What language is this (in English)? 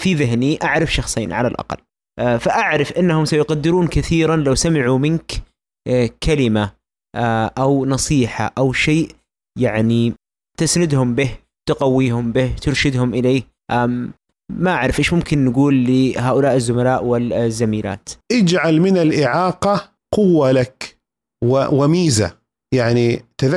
Arabic